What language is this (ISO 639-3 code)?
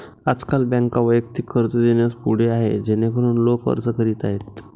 mar